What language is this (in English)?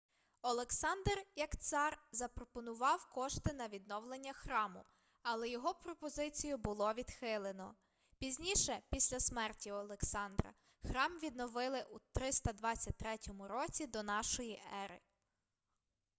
Ukrainian